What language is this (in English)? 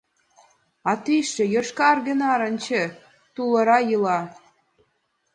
Mari